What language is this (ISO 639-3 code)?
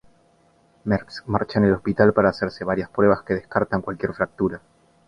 spa